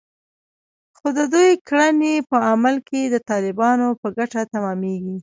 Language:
Pashto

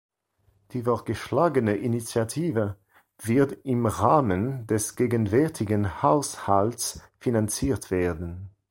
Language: German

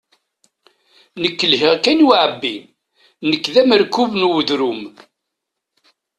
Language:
Kabyle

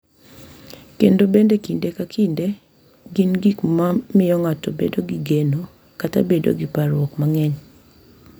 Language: Luo (Kenya and Tanzania)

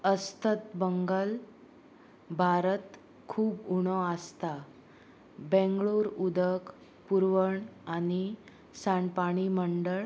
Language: Konkani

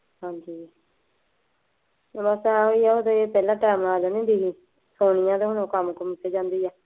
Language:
Punjabi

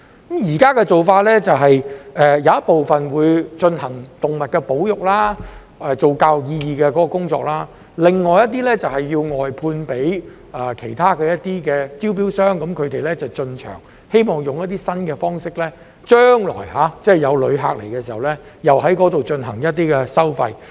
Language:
Cantonese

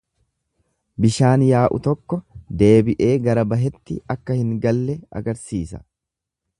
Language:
Oromo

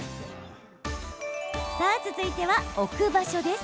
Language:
Japanese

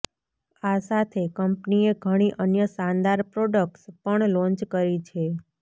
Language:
Gujarati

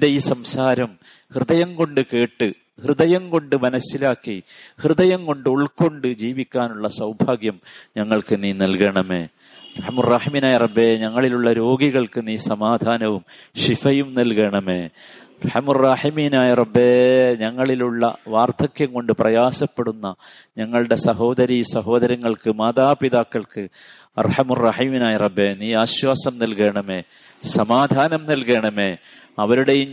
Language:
Malayalam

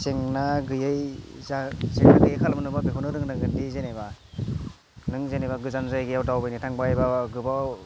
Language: Bodo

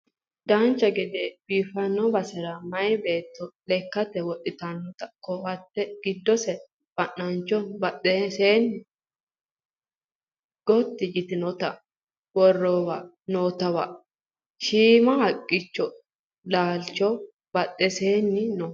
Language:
Sidamo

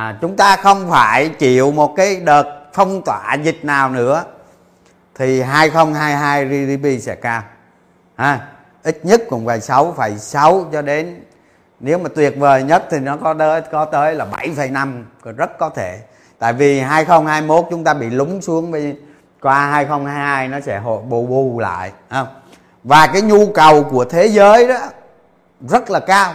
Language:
Vietnamese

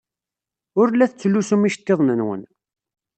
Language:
Kabyle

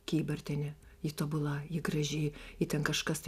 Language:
Lithuanian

